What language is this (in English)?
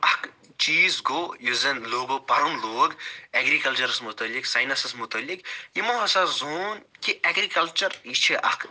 Kashmiri